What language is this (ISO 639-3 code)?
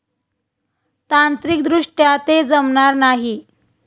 mar